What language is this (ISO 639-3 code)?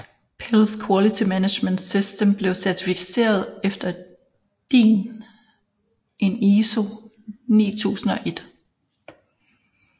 dan